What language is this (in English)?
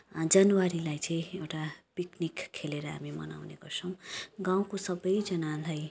Nepali